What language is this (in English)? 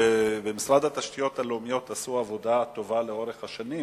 Hebrew